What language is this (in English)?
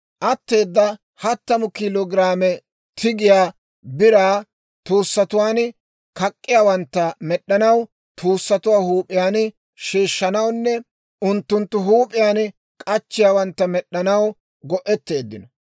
Dawro